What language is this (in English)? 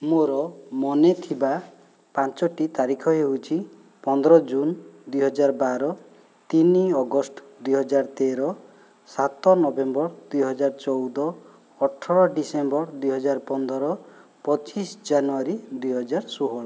Odia